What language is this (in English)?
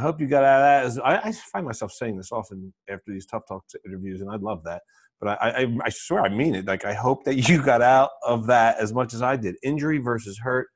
English